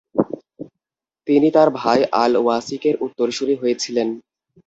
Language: Bangla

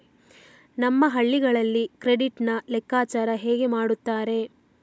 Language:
Kannada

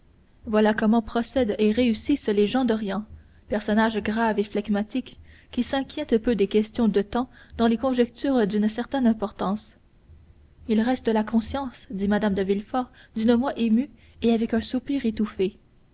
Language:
French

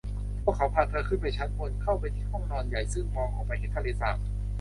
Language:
Thai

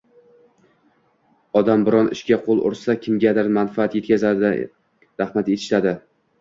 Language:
Uzbek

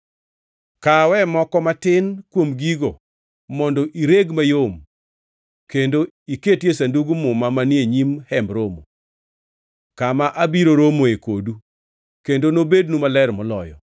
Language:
Luo (Kenya and Tanzania)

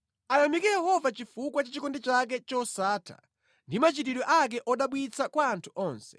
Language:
Nyanja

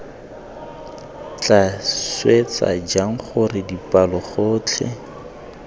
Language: Tswana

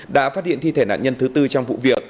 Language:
Vietnamese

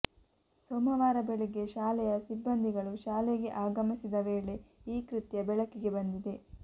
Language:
Kannada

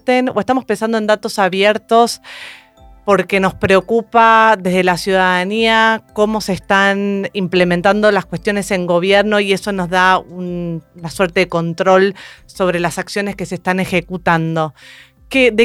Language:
Spanish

